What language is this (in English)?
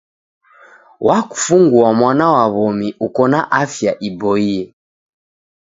Taita